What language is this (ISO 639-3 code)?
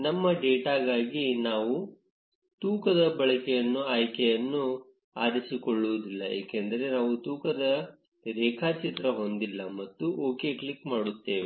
kan